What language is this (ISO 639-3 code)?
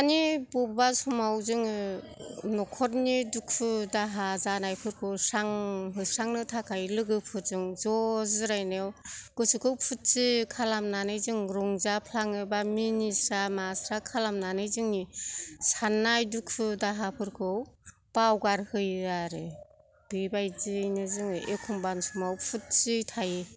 brx